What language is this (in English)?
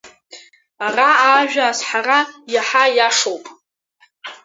Abkhazian